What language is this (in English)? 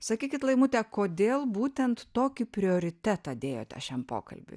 Lithuanian